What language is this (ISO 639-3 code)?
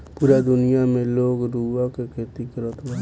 bho